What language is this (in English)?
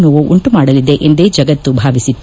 Kannada